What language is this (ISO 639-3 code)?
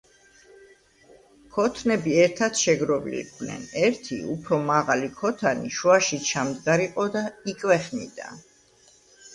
kat